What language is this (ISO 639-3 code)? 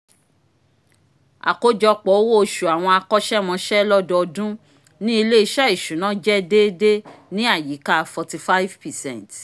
yor